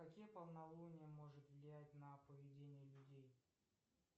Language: Russian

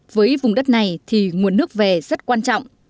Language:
Vietnamese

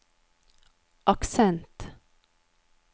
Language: Norwegian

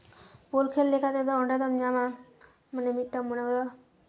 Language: Santali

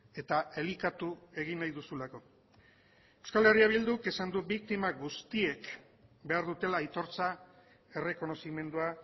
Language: Basque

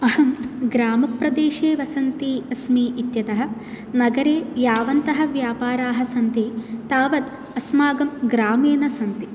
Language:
Sanskrit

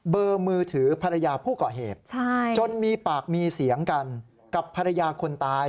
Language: Thai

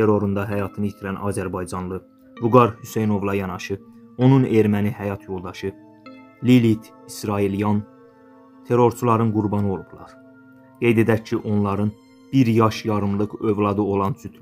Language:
Turkish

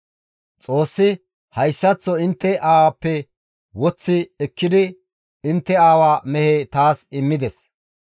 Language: Gamo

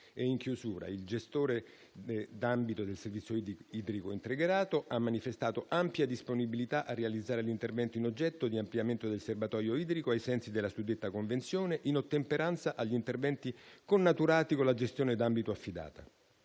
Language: Italian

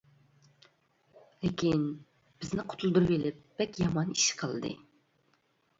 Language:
Uyghur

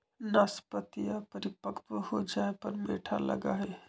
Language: Magahi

